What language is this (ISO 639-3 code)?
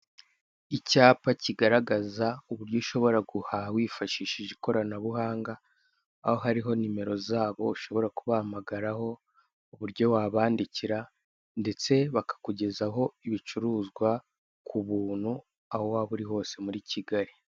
kin